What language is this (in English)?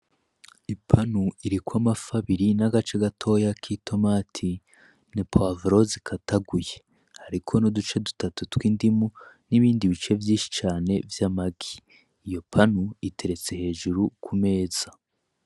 Rundi